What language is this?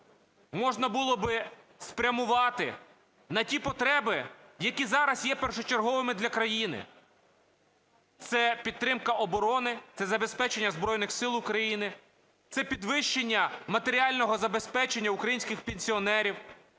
Ukrainian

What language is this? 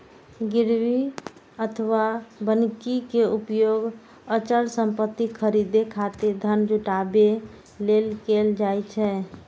Maithili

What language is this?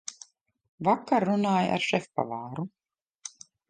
Latvian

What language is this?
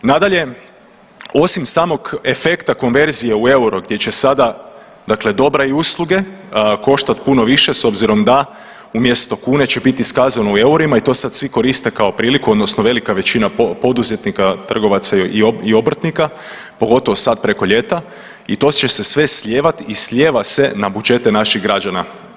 Croatian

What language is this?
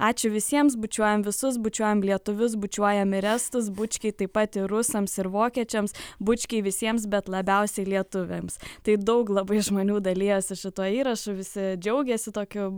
Lithuanian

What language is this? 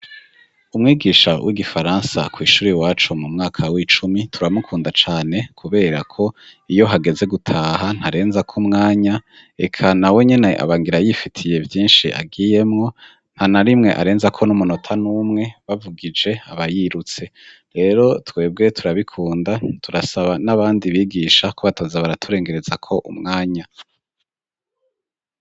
Rundi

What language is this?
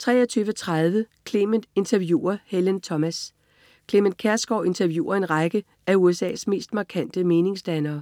Danish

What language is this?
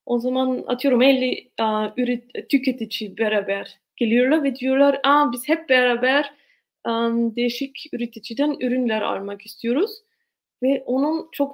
Turkish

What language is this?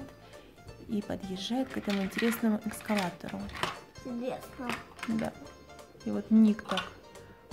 Russian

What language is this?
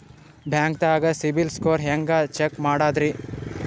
Kannada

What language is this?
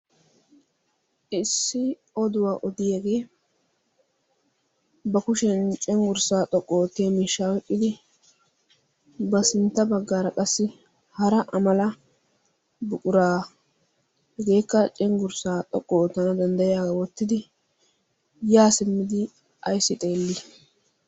Wolaytta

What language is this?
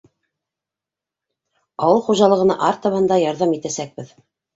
Bashkir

